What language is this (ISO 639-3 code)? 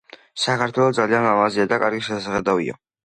kat